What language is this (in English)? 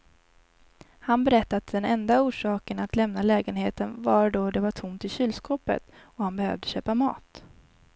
Swedish